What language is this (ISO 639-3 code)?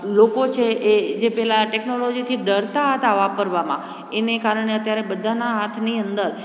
guj